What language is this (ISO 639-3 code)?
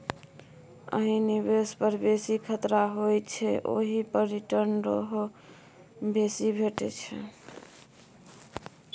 mai